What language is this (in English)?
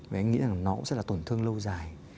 Vietnamese